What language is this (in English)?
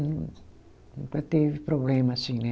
Portuguese